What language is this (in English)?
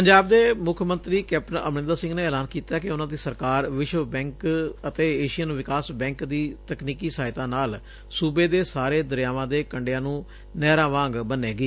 Punjabi